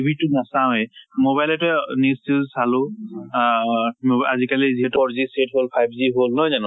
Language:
Assamese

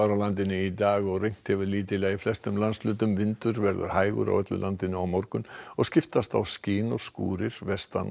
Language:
Icelandic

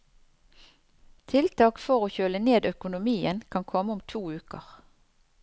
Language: Norwegian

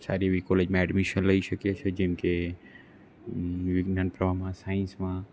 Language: Gujarati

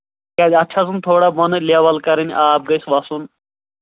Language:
Kashmiri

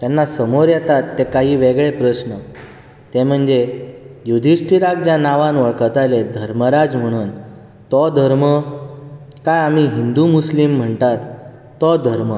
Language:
Konkani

